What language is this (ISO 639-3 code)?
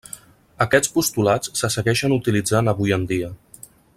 cat